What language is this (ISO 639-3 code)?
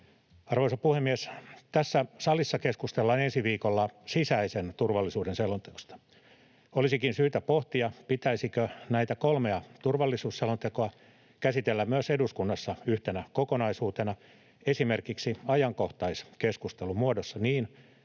fin